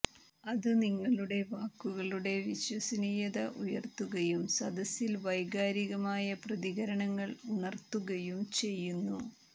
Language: Malayalam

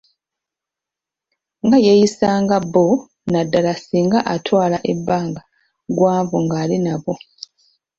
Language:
Ganda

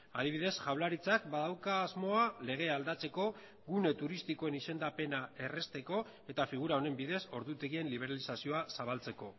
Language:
Basque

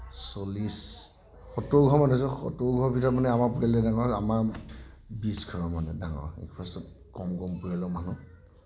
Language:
Assamese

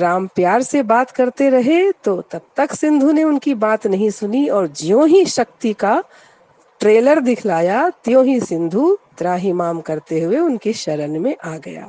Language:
Hindi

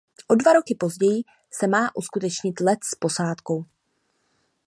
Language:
Czech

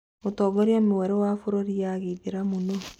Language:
Kikuyu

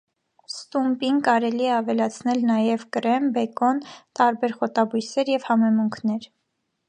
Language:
Armenian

